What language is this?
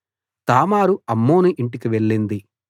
Telugu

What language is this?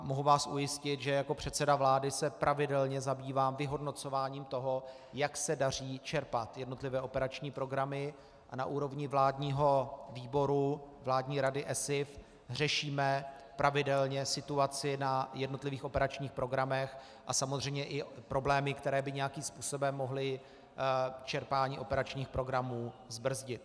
Czech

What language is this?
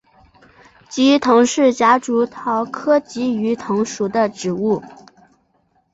Chinese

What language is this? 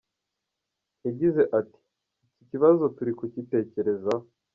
Kinyarwanda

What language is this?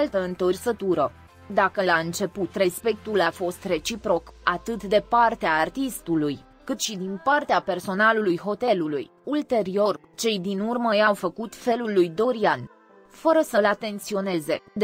Romanian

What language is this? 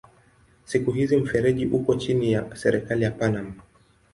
Swahili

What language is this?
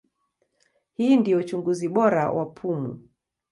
Swahili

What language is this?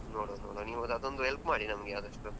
Kannada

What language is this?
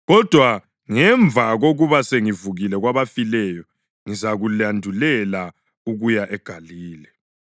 North Ndebele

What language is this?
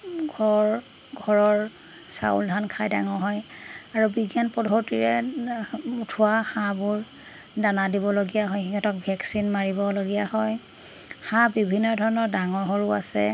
Assamese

